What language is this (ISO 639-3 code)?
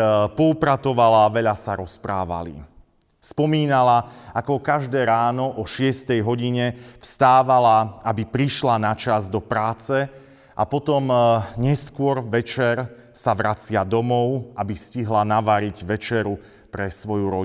slk